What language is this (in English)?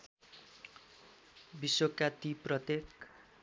Nepali